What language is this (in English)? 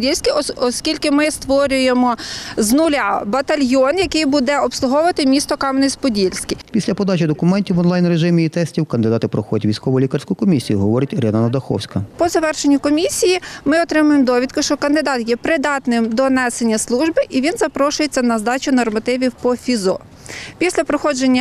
Ukrainian